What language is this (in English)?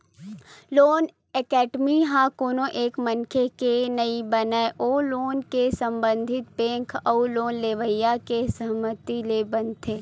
Chhattisgarhi